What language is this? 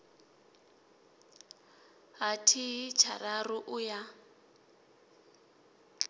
Venda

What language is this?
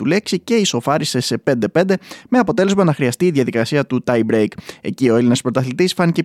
Greek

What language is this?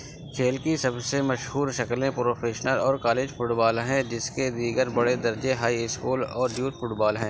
Urdu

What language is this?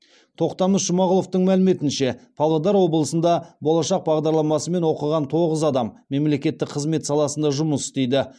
Kazakh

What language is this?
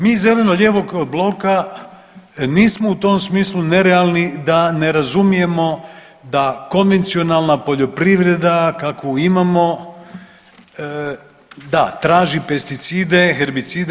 Croatian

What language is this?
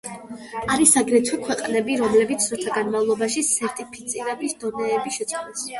Georgian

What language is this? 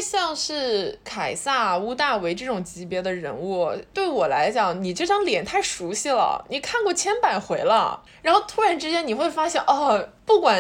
Chinese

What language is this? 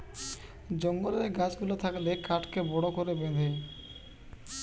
Bangla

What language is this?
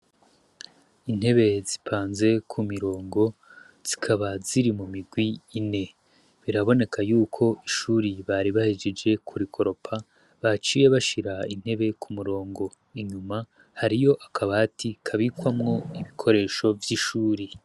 Rundi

